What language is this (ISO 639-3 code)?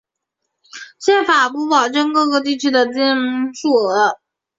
zho